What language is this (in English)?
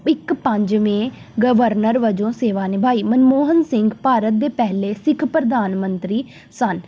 Punjabi